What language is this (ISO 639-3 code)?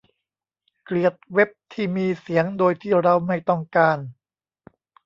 tha